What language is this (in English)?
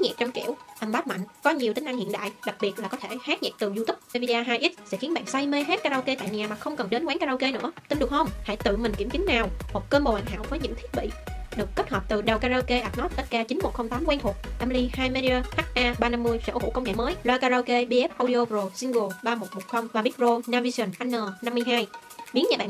Vietnamese